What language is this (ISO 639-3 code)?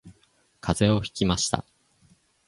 jpn